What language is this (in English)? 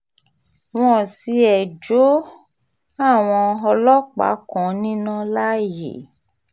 Yoruba